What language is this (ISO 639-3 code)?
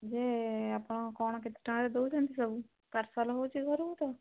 ori